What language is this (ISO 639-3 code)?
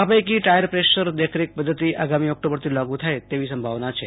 guj